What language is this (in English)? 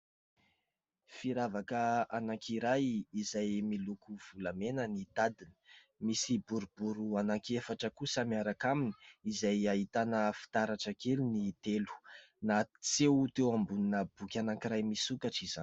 Malagasy